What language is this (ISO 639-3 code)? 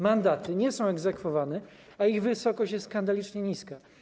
pol